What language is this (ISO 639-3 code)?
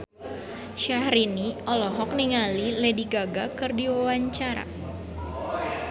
sun